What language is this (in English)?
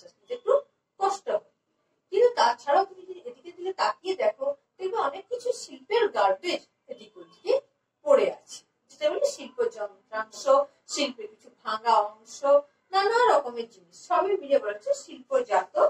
Turkish